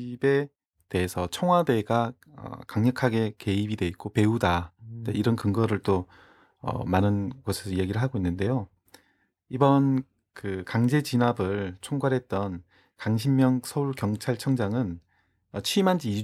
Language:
Korean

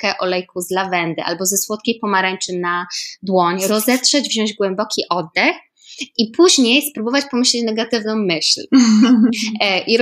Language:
Polish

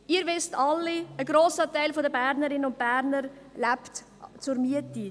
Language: Swiss German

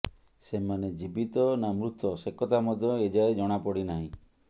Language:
Odia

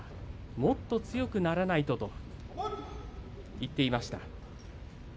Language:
Japanese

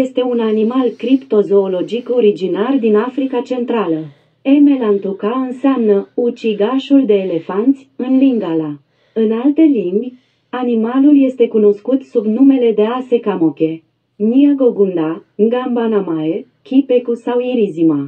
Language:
Romanian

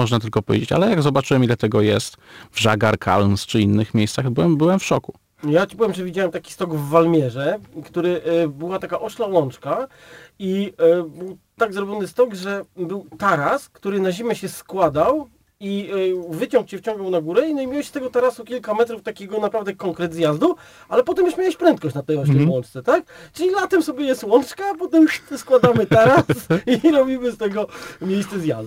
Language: Polish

